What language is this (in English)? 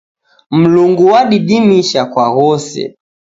Taita